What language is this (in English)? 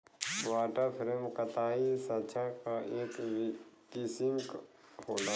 Bhojpuri